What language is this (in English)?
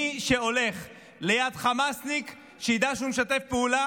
Hebrew